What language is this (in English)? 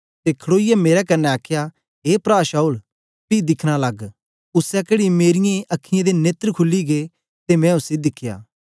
Dogri